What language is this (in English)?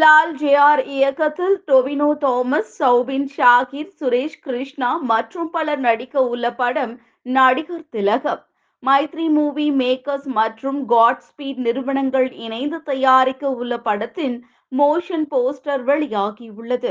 Tamil